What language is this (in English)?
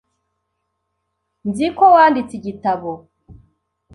Kinyarwanda